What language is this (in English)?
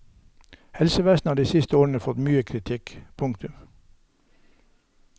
Norwegian